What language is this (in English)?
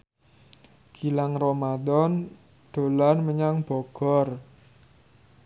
Javanese